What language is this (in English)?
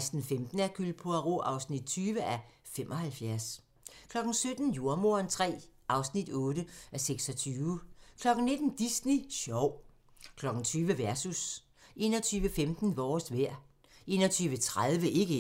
Danish